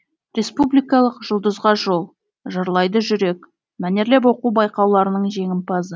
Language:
Kazakh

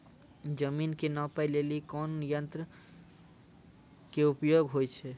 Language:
Maithili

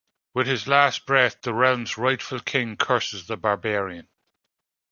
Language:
English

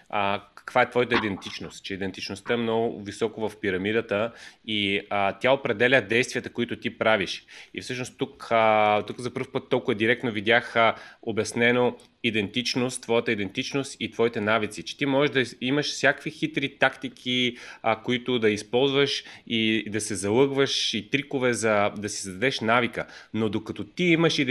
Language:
Bulgarian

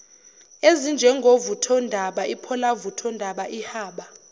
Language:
Zulu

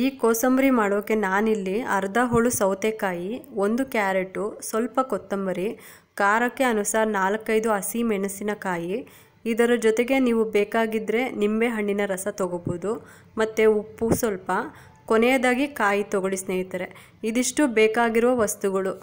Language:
Kannada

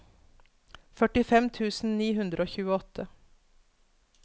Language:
Norwegian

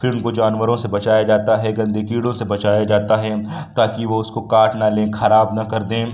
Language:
Urdu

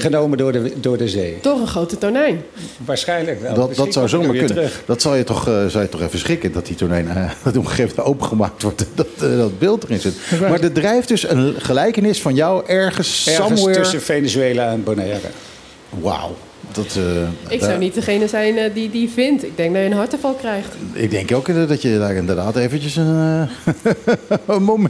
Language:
Dutch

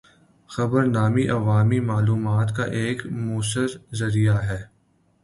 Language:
Urdu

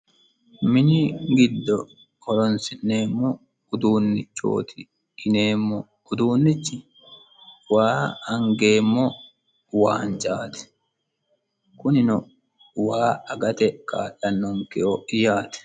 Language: Sidamo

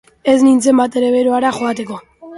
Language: Basque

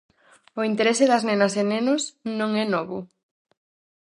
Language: Galician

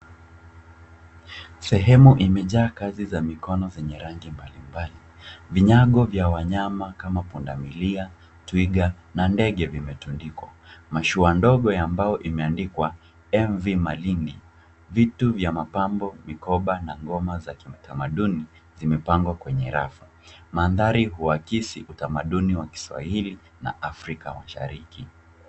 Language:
Swahili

